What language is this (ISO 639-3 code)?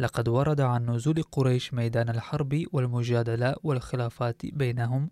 ara